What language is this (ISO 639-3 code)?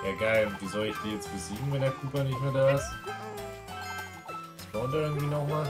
deu